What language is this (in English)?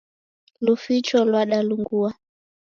Taita